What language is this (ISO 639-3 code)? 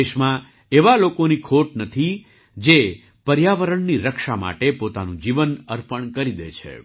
guj